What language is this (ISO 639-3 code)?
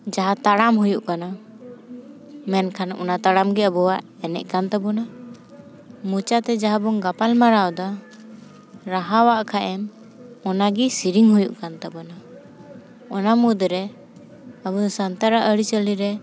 sat